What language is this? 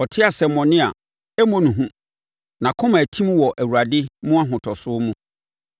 Akan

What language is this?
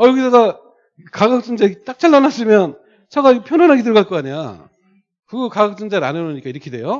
Korean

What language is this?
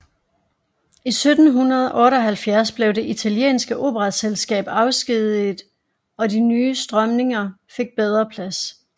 Danish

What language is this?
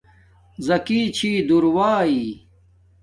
Domaaki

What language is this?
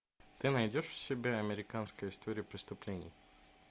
Russian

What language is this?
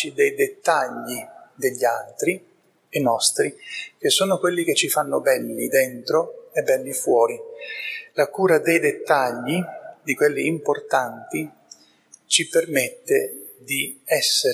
Italian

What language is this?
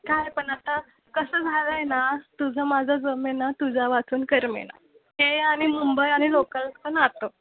Marathi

